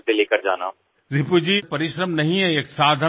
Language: Gujarati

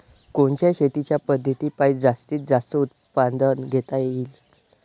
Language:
Marathi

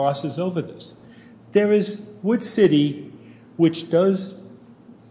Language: English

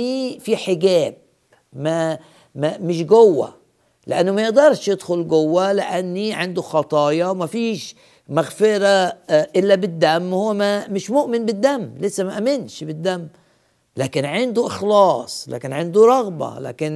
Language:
Arabic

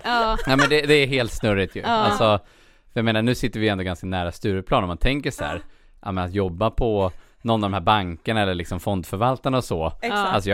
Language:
Swedish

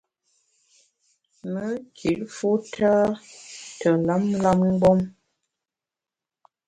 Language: Bamun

